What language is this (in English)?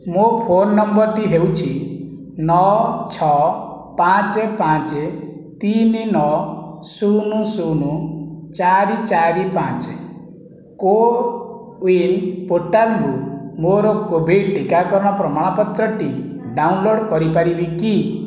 Odia